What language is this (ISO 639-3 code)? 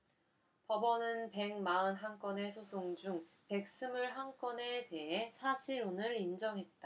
kor